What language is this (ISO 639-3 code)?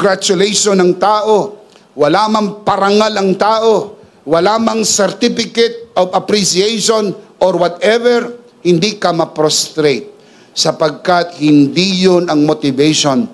fil